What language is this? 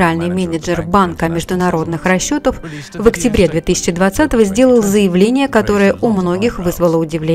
Russian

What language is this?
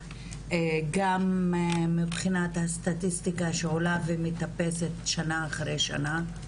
Hebrew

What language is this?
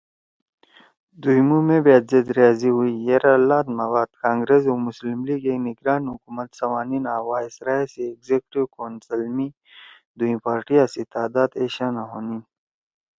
Torwali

